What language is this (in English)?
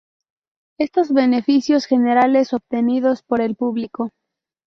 Spanish